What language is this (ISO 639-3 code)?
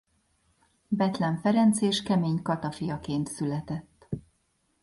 hun